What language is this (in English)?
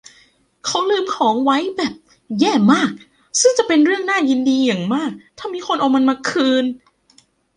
Thai